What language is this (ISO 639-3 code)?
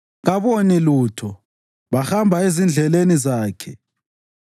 nde